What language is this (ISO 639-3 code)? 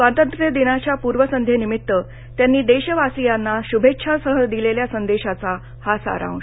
mar